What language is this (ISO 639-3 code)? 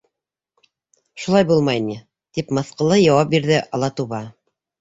bak